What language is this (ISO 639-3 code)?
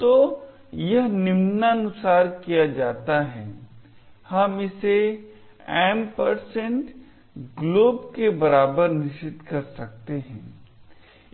hin